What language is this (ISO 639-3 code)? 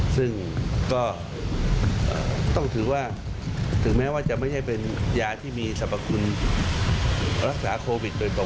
tha